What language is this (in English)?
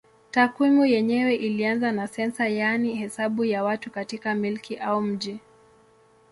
Swahili